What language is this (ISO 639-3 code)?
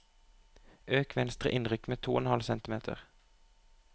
nor